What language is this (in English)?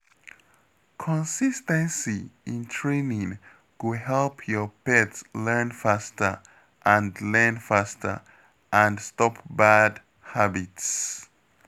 Nigerian Pidgin